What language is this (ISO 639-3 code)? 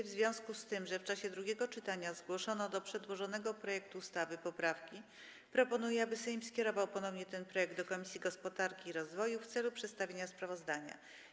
pol